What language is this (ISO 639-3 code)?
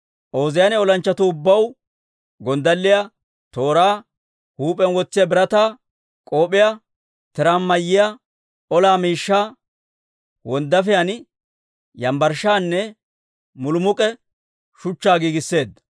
dwr